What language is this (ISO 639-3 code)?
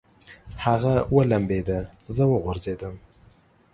pus